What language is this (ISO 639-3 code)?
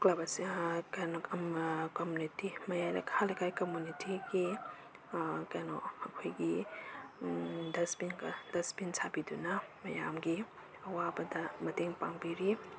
mni